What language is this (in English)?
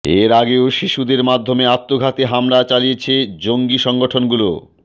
Bangla